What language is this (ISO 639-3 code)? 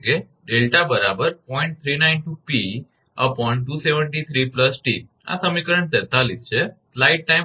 guj